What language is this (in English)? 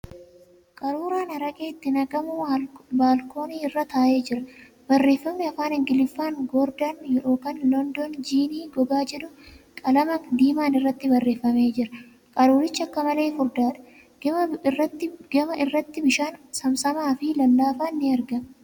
Oromo